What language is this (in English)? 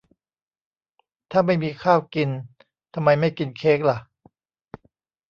Thai